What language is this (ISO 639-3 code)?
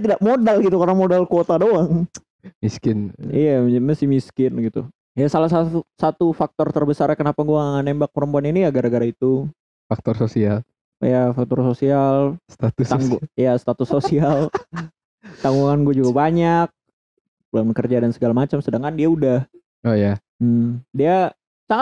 ind